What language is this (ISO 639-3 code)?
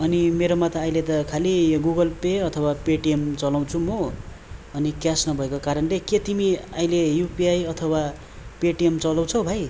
nep